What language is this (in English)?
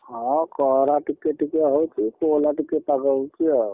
Odia